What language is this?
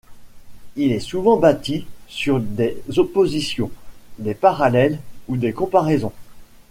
French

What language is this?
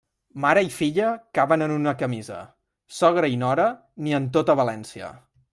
Catalan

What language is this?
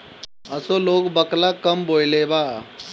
Bhojpuri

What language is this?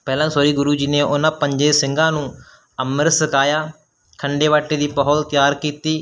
Punjabi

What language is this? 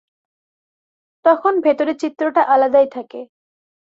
Bangla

